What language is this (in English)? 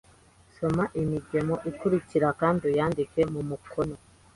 Kinyarwanda